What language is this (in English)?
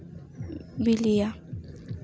Santali